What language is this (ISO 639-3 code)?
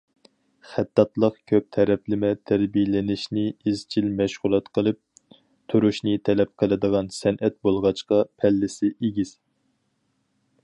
uig